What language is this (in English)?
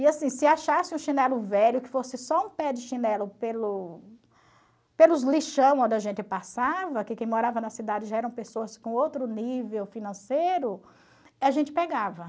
Portuguese